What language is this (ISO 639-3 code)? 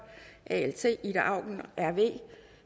dan